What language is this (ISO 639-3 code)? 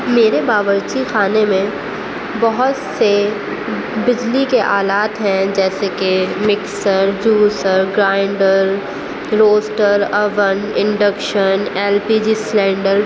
urd